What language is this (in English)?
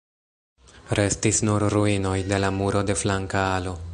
Esperanto